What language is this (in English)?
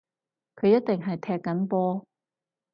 Cantonese